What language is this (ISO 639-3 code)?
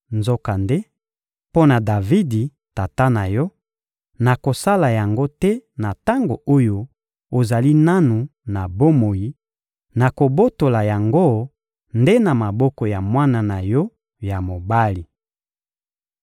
lin